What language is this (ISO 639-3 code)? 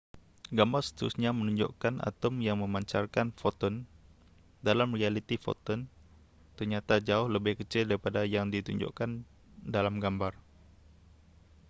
msa